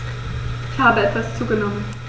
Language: German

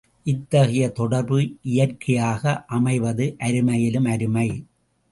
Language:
Tamil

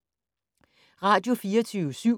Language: Danish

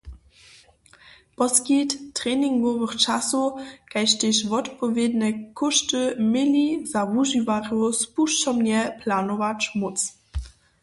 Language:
Upper Sorbian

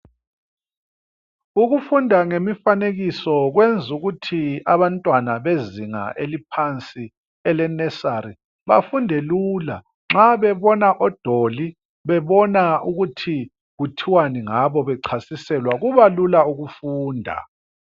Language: North Ndebele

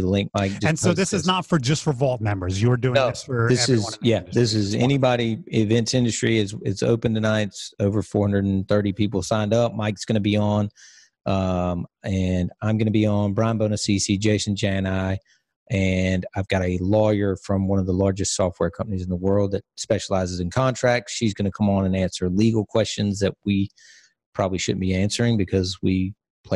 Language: English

